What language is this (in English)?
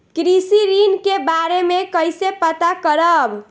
Bhojpuri